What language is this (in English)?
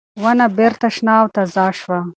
Pashto